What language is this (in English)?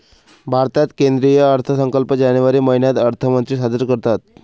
Marathi